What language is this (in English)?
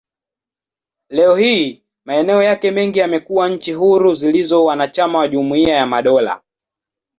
Swahili